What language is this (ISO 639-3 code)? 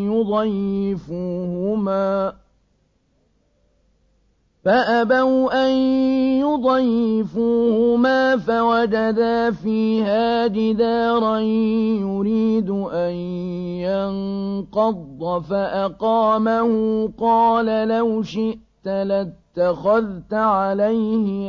ara